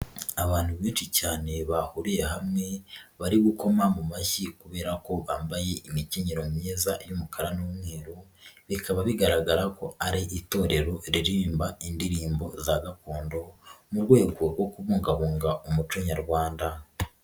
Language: Kinyarwanda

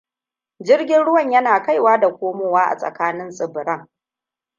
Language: Hausa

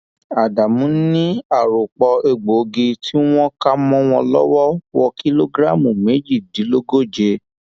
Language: Yoruba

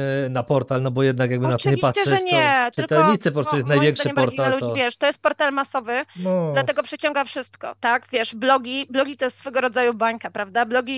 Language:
Polish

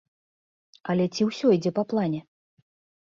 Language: Belarusian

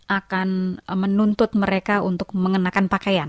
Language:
Indonesian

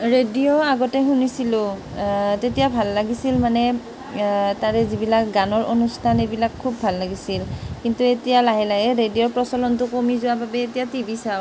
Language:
Assamese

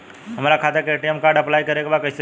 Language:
Bhojpuri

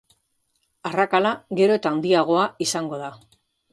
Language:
Basque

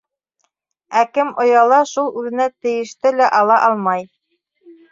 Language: Bashkir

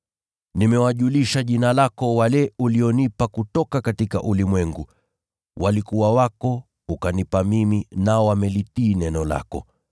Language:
Swahili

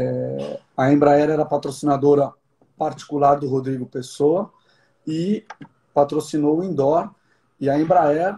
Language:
Portuguese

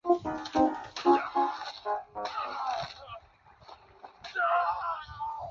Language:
Chinese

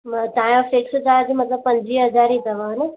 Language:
Sindhi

